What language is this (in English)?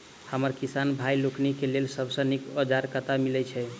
Maithili